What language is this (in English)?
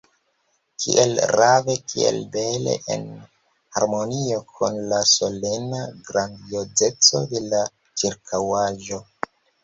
Esperanto